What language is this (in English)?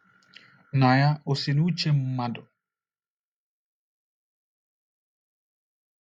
Igbo